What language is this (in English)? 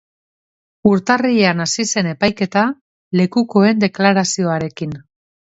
Basque